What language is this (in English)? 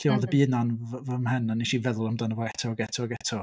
Welsh